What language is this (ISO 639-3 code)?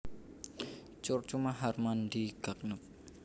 jav